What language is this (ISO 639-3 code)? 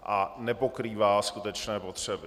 ces